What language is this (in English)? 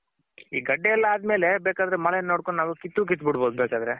Kannada